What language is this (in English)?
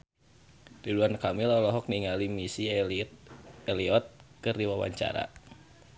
Sundanese